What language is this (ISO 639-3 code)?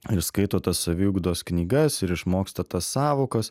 lit